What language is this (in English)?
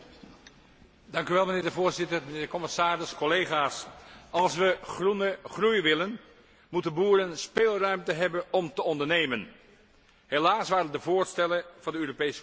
Dutch